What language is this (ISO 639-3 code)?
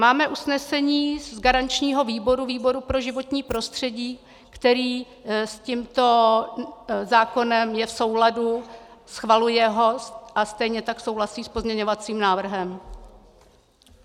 ces